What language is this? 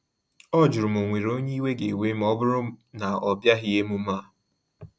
Igbo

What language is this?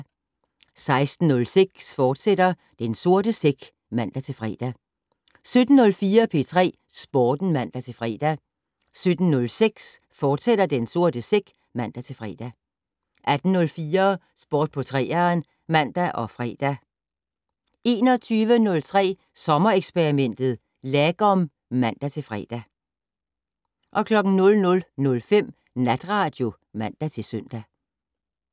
Danish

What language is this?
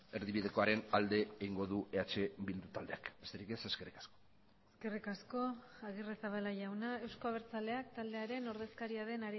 Basque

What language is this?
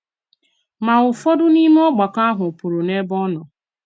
Igbo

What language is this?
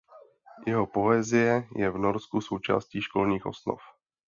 Czech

